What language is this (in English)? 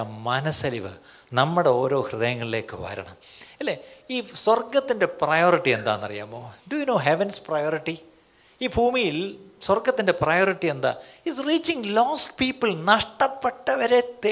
Malayalam